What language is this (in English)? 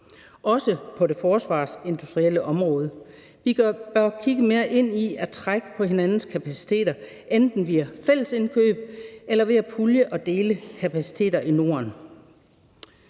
Danish